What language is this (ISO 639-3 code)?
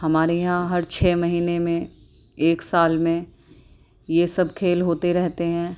urd